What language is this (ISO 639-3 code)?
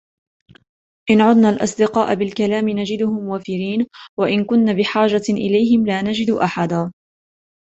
ara